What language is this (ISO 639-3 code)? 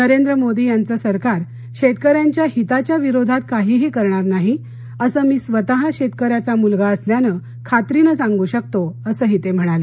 mar